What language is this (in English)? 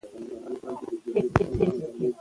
Pashto